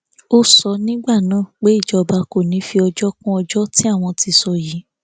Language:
Yoruba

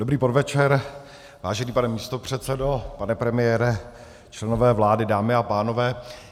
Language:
Czech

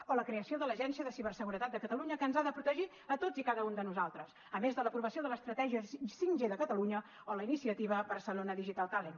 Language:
Catalan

